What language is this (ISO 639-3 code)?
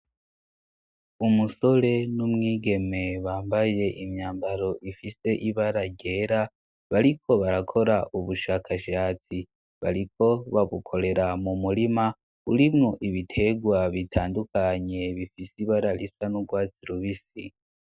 run